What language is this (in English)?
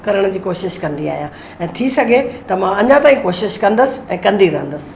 Sindhi